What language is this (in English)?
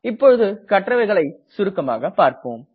Tamil